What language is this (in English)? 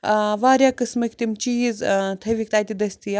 Kashmiri